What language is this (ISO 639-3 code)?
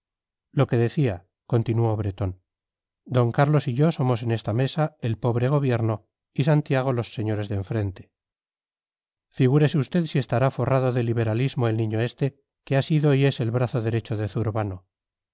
spa